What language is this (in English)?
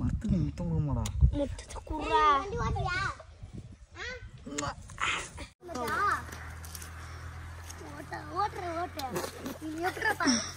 Tamil